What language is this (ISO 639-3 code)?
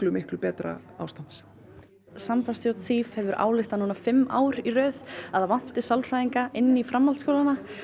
isl